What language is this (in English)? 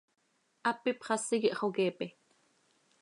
Seri